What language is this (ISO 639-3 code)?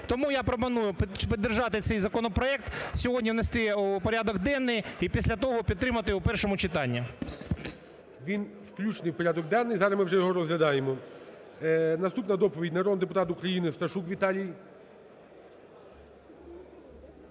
ukr